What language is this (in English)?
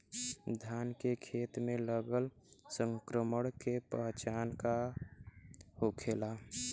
Bhojpuri